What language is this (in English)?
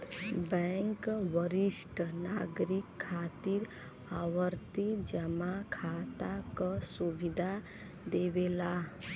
Bhojpuri